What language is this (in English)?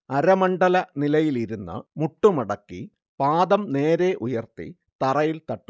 Malayalam